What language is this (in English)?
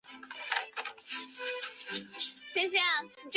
Chinese